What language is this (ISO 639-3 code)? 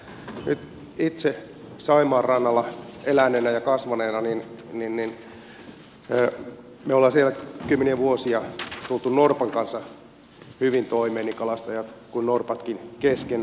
fin